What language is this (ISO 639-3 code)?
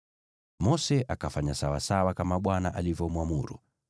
swa